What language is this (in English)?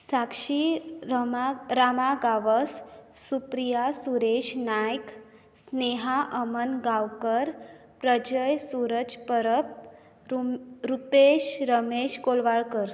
Konkani